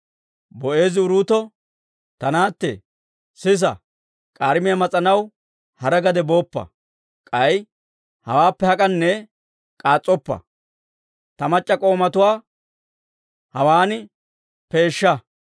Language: Dawro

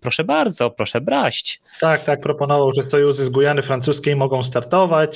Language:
Polish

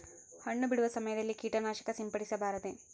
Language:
Kannada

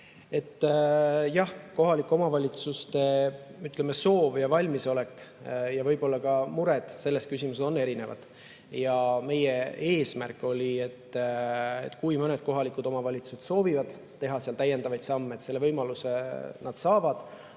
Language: Estonian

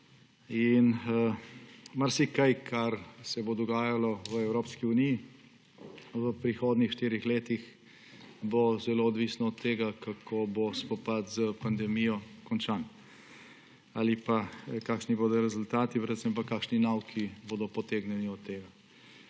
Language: Slovenian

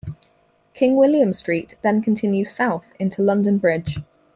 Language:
English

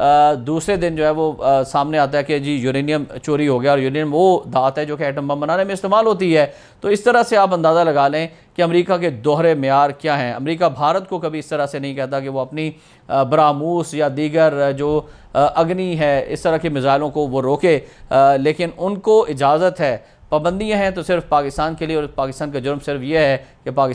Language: Hindi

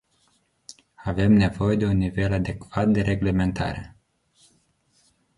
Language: Romanian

